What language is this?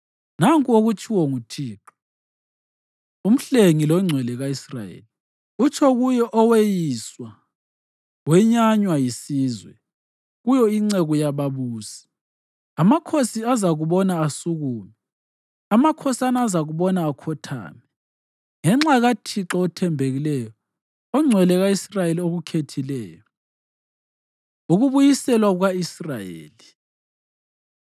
North Ndebele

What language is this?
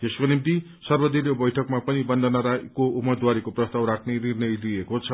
Nepali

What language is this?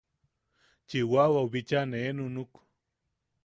Yaqui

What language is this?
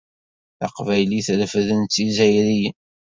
Kabyle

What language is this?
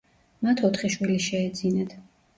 Georgian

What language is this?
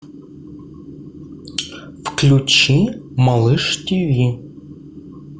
Russian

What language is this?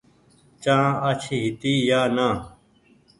Goaria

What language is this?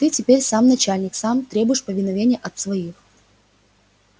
Russian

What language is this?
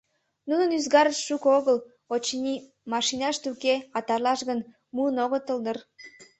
Mari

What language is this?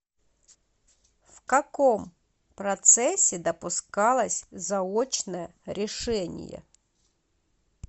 Russian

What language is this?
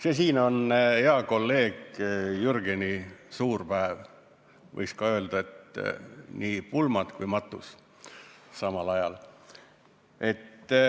Estonian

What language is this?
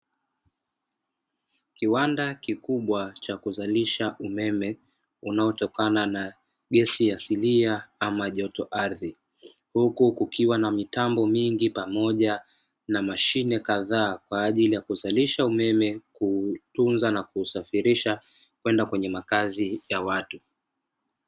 Swahili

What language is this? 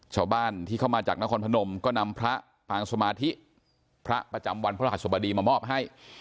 Thai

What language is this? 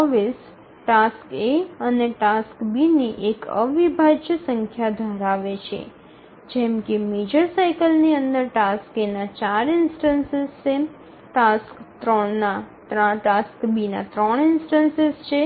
Gujarati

